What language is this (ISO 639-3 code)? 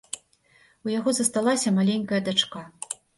bel